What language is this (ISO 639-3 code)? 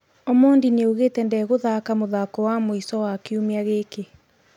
kik